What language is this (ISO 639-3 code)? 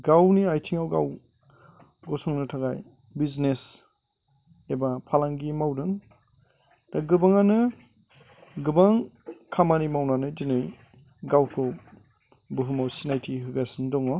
brx